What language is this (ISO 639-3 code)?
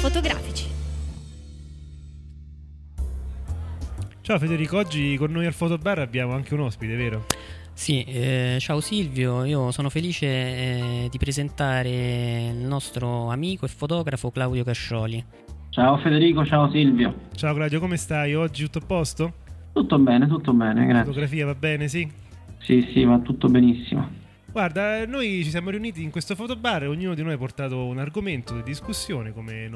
ita